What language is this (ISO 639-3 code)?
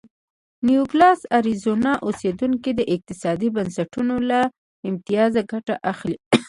pus